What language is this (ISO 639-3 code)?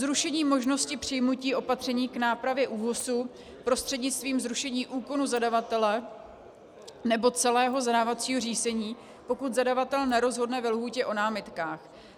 ces